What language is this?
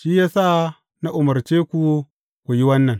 Hausa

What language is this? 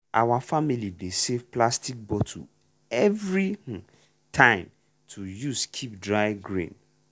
Nigerian Pidgin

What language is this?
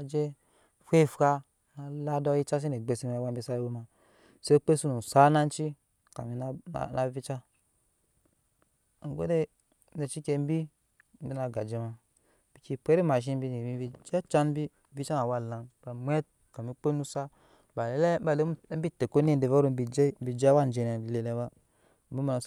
Nyankpa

